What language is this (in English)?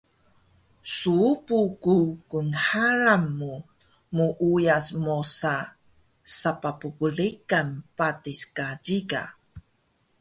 Taroko